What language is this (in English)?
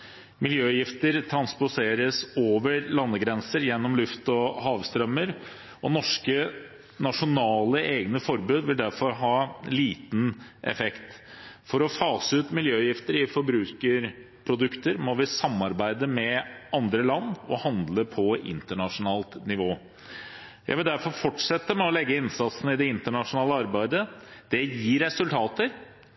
Norwegian Bokmål